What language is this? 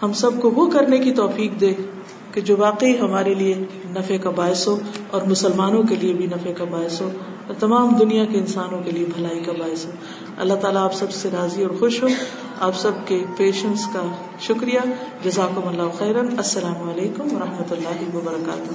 Urdu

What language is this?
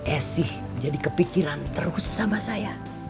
Indonesian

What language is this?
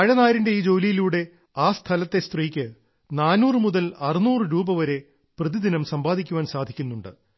Malayalam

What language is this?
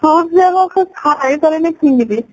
Odia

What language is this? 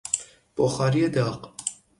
Persian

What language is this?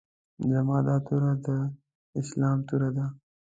Pashto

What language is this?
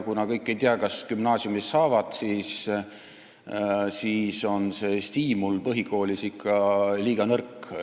Estonian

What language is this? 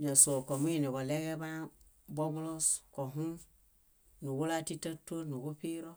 Bayot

